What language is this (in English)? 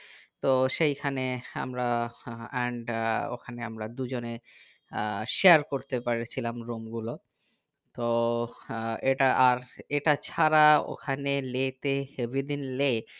Bangla